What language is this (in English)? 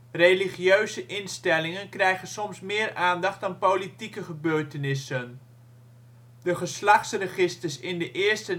Dutch